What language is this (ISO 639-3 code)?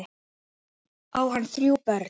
isl